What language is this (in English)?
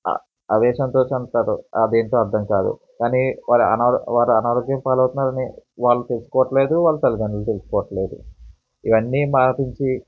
Telugu